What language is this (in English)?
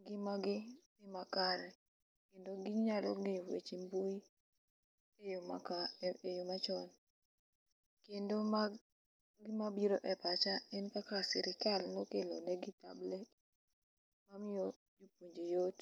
Luo (Kenya and Tanzania)